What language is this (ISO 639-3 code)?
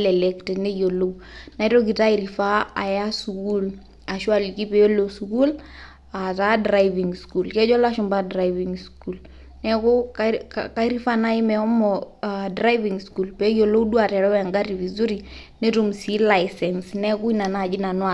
mas